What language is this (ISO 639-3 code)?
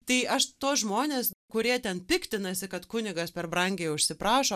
lit